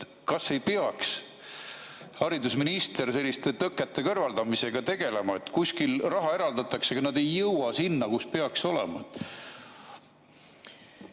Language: Estonian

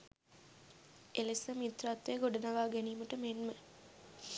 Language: Sinhala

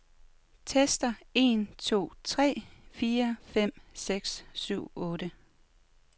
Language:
Danish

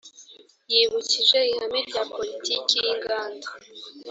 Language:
Kinyarwanda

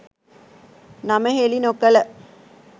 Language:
Sinhala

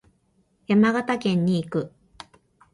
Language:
Japanese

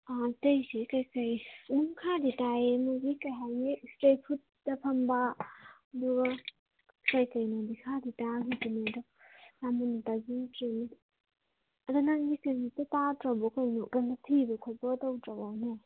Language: Manipuri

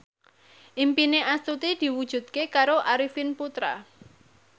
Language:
Javanese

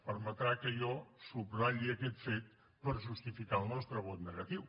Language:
Catalan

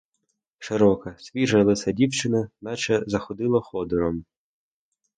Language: Ukrainian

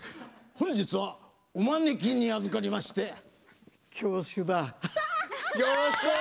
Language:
Japanese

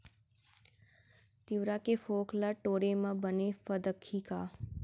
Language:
Chhattisgarhi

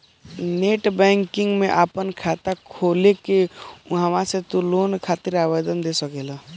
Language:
Bhojpuri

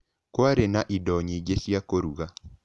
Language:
Kikuyu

